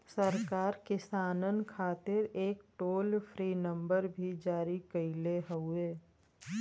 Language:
Bhojpuri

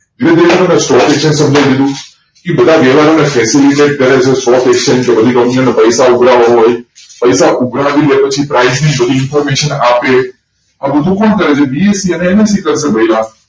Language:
Gujarati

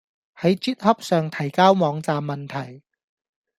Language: Cantonese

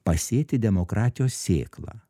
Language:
Lithuanian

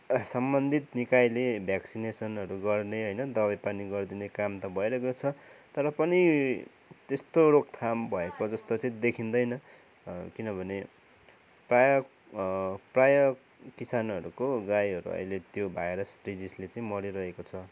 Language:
Nepali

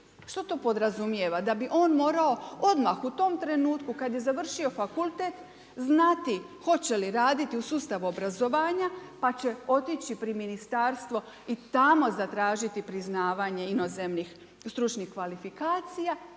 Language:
Croatian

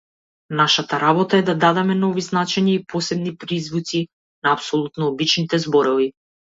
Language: Macedonian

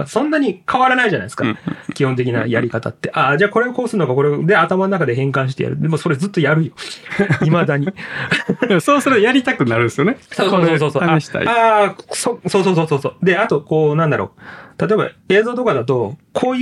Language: Japanese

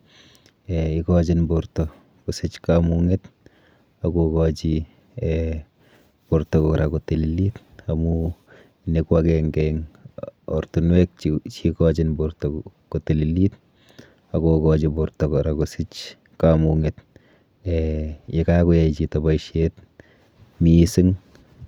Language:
Kalenjin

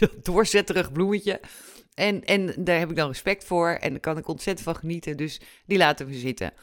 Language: Dutch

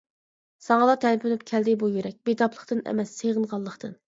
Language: Uyghur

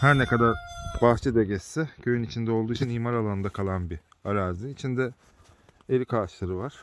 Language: Turkish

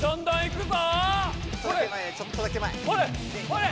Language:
Japanese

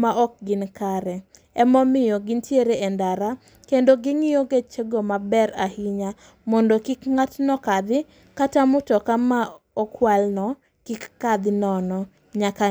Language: Luo (Kenya and Tanzania)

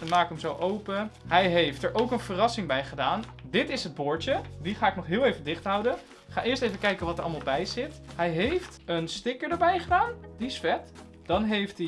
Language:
Dutch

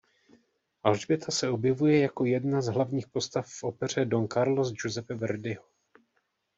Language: Czech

